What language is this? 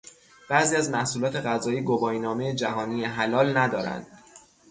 Persian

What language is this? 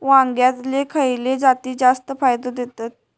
Marathi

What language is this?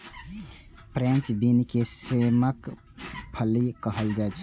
Maithili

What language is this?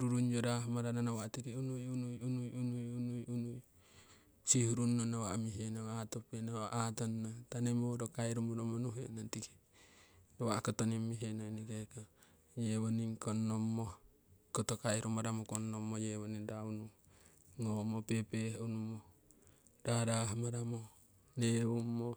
Siwai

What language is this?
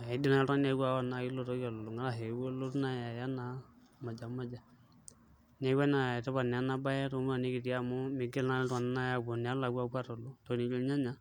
Masai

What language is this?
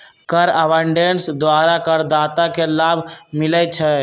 Magahi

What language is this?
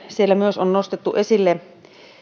Finnish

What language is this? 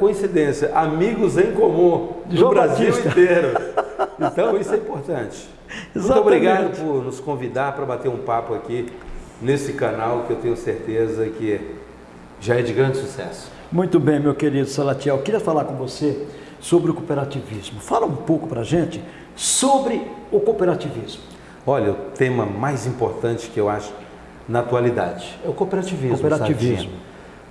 Portuguese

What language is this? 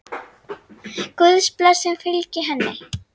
Icelandic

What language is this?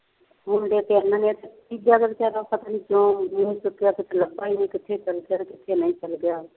Punjabi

